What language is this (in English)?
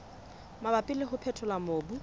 Southern Sotho